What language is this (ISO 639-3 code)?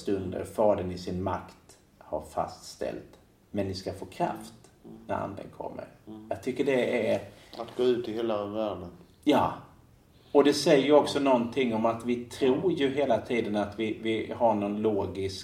swe